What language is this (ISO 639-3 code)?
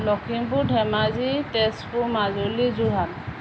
asm